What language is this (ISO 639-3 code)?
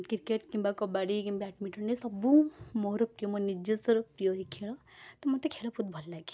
ori